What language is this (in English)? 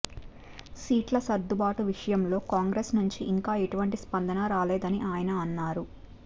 Telugu